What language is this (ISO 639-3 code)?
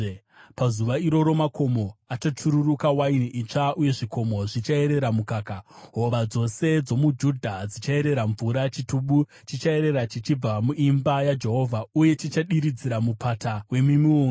sna